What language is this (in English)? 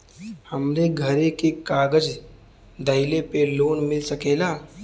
Bhojpuri